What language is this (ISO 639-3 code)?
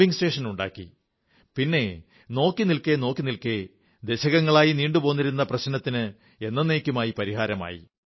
mal